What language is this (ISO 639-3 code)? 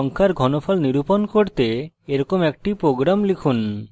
ben